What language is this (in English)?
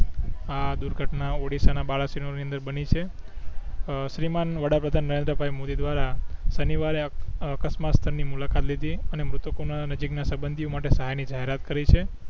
Gujarati